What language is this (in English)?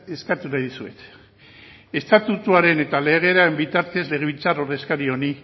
Basque